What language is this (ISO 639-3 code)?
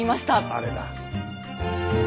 jpn